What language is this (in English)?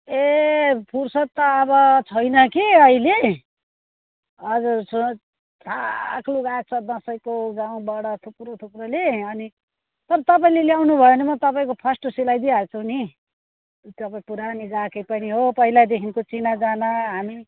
Nepali